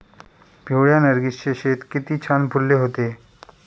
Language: Marathi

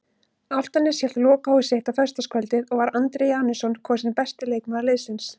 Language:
Icelandic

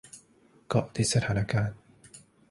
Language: Thai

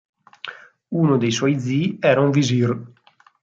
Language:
Italian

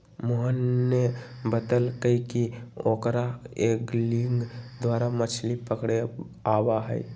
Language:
Magahi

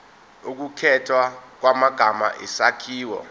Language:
Zulu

